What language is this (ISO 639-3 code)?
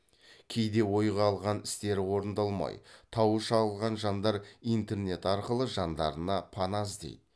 kaz